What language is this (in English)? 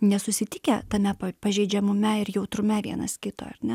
Lithuanian